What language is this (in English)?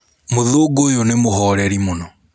Kikuyu